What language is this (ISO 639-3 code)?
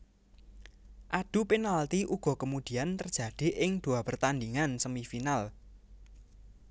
jav